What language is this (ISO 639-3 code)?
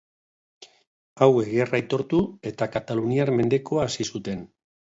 eus